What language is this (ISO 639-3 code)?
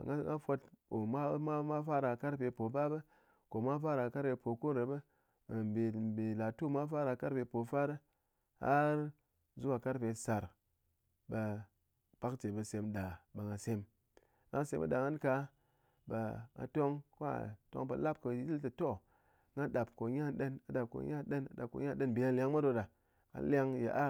anc